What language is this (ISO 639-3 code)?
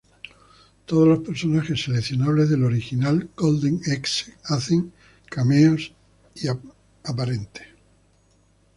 spa